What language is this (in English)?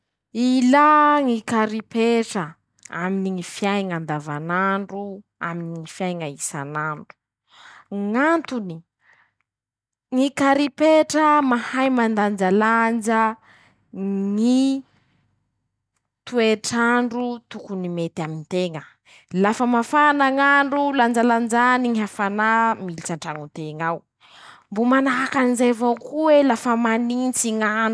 Masikoro Malagasy